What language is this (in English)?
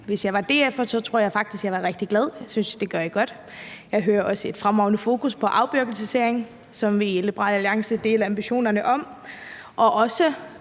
Danish